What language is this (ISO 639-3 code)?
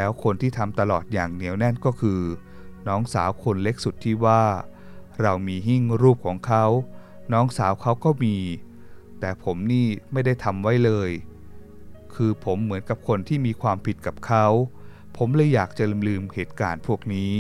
tha